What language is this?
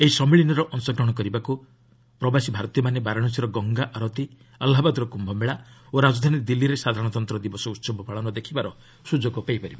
Odia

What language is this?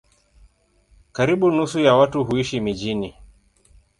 Swahili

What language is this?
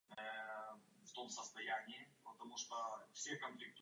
Czech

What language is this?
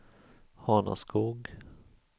Swedish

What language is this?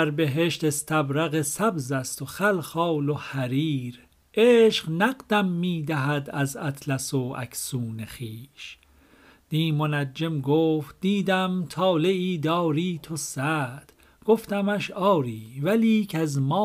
Persian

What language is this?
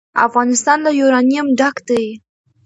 Pashto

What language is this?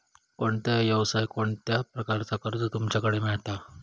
Marathi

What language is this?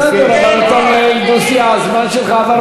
Hebrew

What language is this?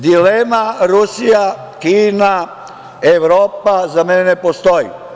Serbian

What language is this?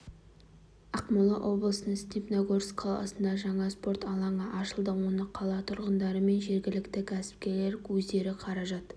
Kazakh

